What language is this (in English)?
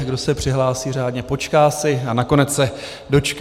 Czech